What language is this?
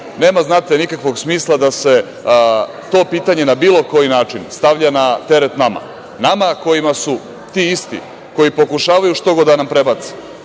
Serbian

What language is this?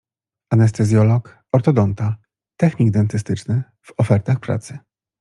Polish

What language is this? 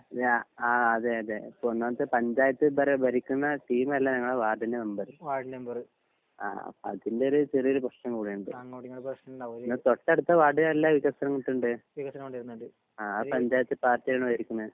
Malayalam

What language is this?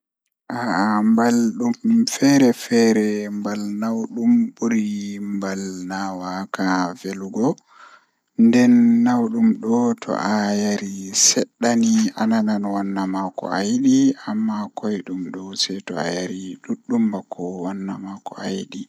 Fula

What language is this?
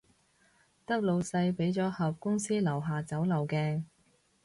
Cantonese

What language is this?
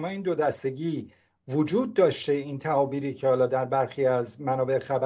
Persian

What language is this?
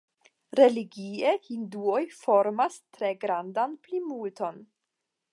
Esperanto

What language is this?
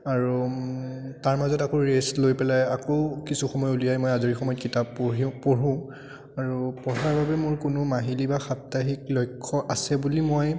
Assamese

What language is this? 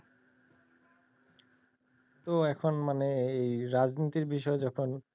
Bangla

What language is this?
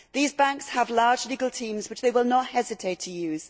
English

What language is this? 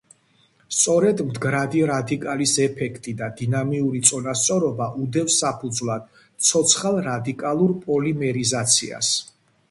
Georgian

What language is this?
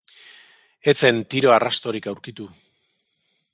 Basque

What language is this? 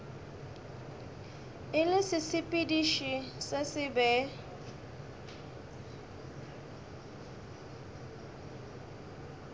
Northern Sotho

